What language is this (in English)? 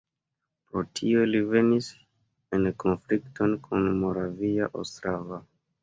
Esperanto